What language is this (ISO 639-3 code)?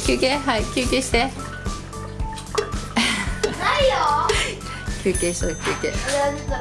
jpn